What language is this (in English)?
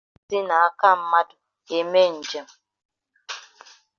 Igbo